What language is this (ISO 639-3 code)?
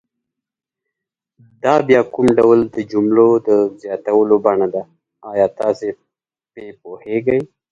pus